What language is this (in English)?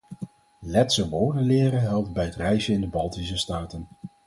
Dutch